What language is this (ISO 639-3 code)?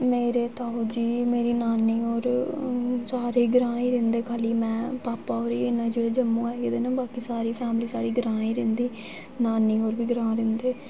doi